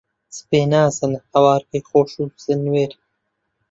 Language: Central Kurdish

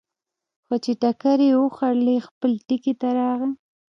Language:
Pashto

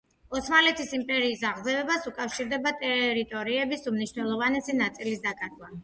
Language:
Georgian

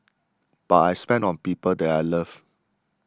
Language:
English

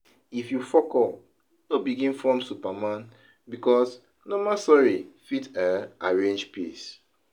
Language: Nigerian Pidgin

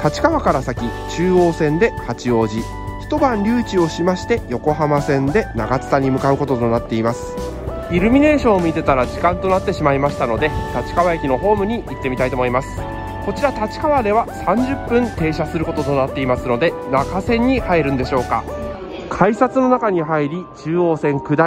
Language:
Japanese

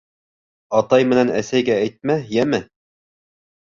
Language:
Bashkir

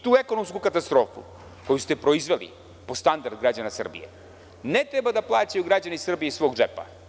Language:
Serbian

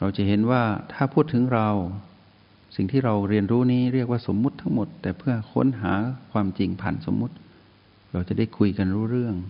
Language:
Thai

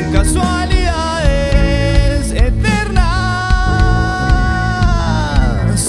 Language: Spanish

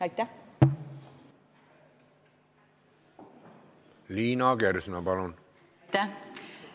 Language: Estonian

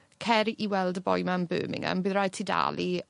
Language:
Welsh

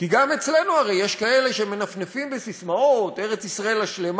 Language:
Hebrew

